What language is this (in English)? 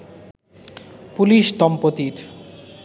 Bangla